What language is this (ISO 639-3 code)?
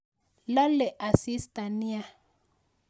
kln